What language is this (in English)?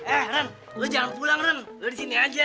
Indonesian